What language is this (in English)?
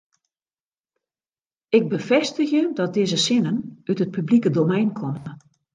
Western Frisian